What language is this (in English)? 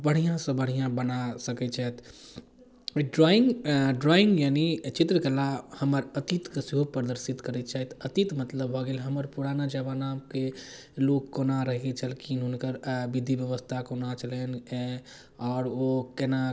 Maithili